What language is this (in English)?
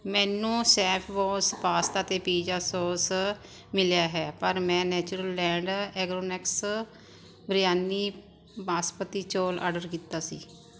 Punjabi